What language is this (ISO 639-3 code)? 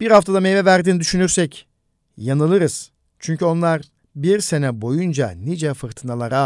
tur